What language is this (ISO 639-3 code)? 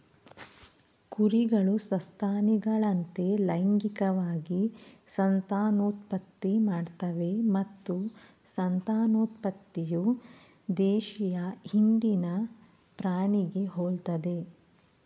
kan